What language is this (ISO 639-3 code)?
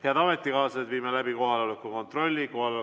est